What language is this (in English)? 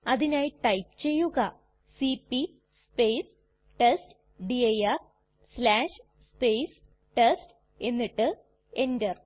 Malayalam